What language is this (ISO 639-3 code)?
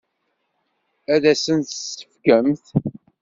kab